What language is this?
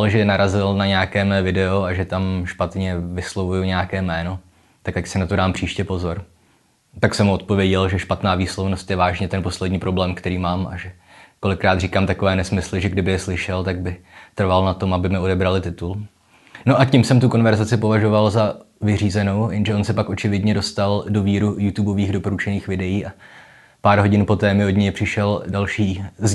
Czech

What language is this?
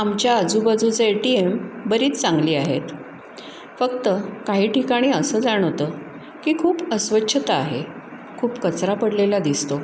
Marathi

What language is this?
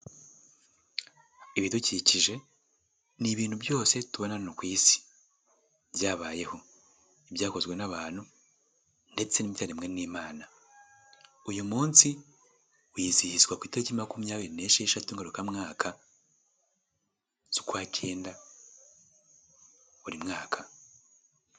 Kinyarwanda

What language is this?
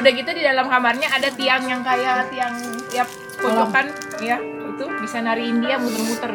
Indonesian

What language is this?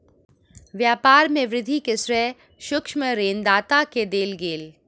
Maithili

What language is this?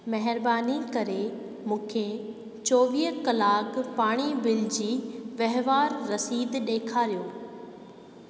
Sindhi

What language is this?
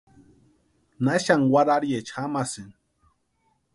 Western Highland Purepecha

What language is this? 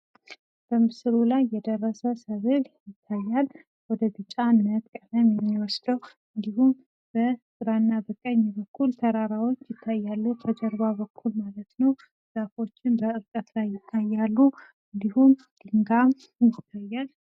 Amharic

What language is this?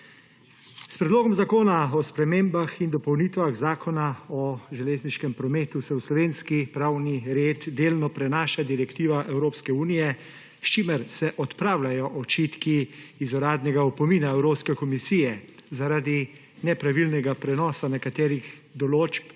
Slovenian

